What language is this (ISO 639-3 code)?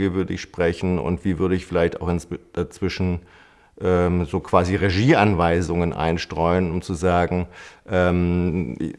deu